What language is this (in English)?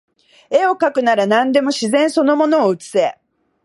Japanese